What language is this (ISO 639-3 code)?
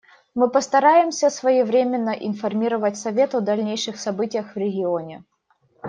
rus